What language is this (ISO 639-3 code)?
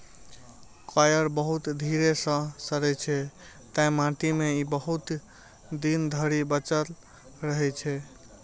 mai